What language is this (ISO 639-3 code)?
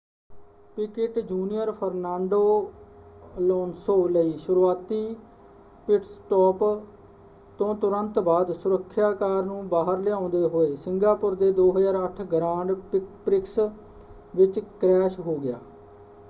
pan